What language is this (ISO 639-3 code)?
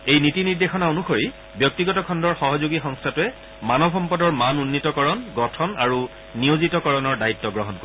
asm